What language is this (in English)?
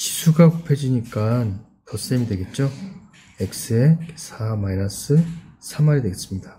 Korean